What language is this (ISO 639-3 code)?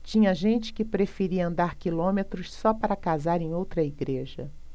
por